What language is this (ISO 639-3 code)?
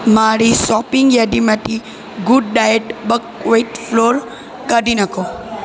guj